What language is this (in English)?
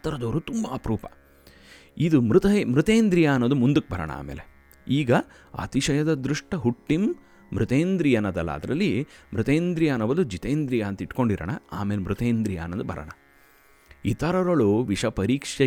Kannada